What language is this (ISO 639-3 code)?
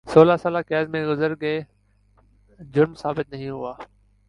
urd